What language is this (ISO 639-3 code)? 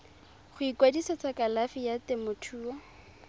tsn